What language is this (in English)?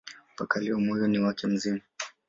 Swahili